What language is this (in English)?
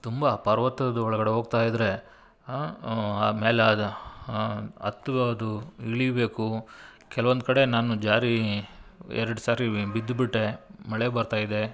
Kannada